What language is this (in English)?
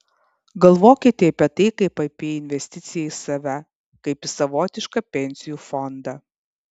Lithuanian